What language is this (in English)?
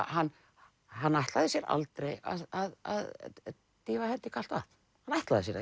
Icelandic